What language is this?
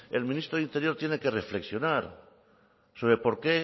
Spanish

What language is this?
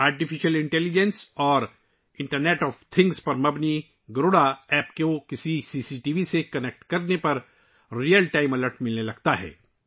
Urdu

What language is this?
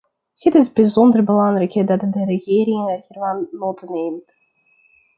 Dutch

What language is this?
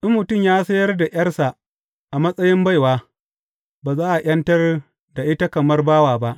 Hausa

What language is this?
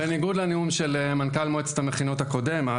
Hebrew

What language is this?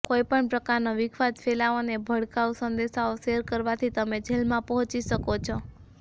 Gujarati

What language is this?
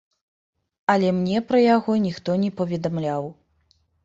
Belarusian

